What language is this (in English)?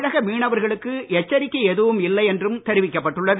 Tamil